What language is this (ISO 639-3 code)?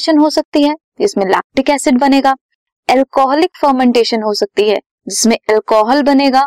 hin